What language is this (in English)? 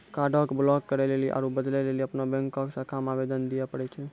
Maithili